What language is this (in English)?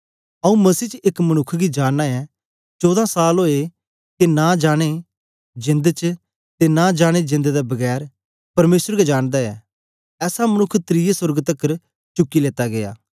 Dogri